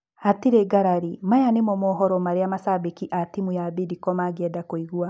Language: Kikuyu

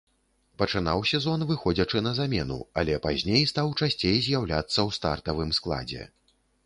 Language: Belarusian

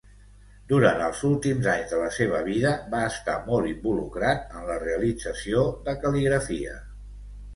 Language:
Catalan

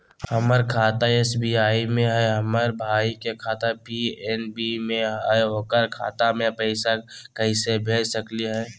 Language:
Magahi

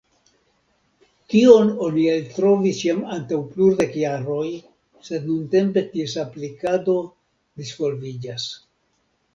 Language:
Esperanto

